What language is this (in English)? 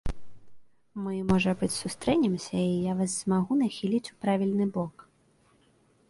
Belarusian